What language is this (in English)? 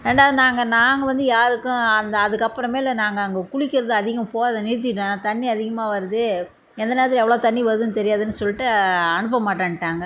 Tamil